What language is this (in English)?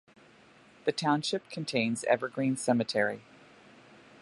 English